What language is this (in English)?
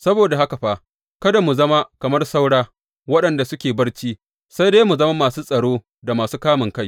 Hausa